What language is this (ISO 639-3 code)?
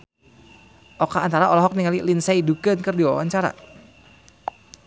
sun